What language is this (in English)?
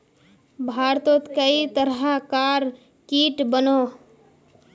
Magahi